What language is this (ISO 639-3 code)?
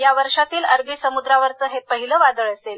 mar